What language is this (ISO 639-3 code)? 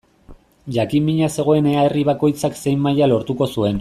eus